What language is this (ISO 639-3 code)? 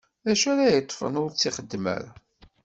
kab